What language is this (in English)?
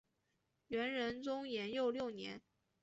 Chinese